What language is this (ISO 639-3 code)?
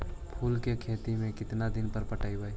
mag